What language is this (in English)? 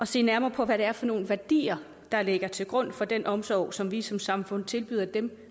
Danish